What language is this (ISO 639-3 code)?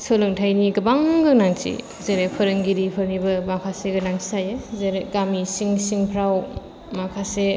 brx